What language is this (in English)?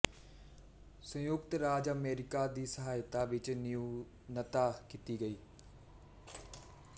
Punjabi